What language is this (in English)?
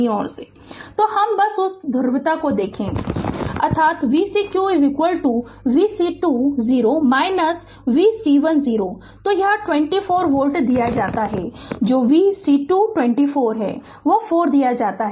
Hindi